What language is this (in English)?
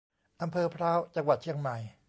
Thai